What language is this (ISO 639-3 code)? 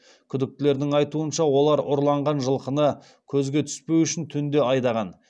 kaz